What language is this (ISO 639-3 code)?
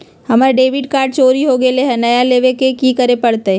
mag